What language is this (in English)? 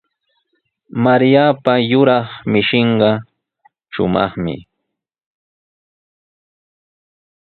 Sihuas Ancash Quechua